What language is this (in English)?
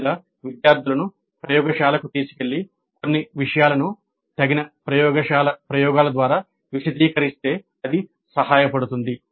Telugu